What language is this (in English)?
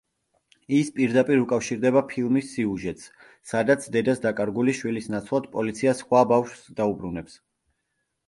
Georgian